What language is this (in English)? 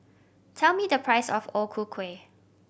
English